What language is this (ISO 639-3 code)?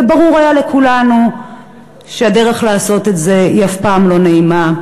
heb